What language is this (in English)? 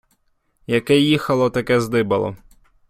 Ukrainian